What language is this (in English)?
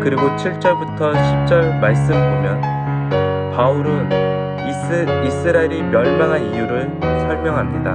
Korean